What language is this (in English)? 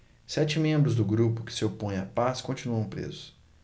Portuguese